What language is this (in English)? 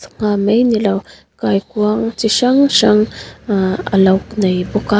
Mizo